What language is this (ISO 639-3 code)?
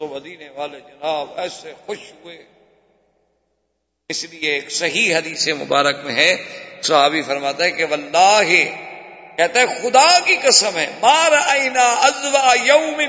urd